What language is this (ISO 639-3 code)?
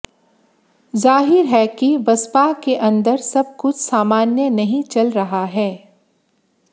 hin